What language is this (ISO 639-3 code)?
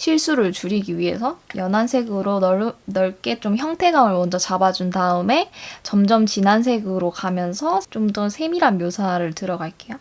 kor